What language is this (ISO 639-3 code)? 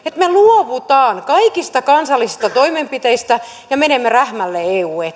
fin